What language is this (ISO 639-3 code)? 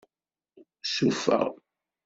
kab